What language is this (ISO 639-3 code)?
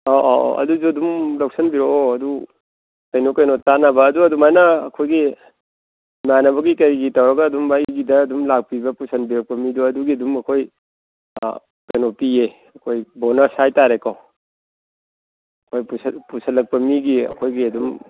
mni